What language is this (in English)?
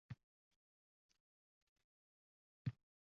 Uzbek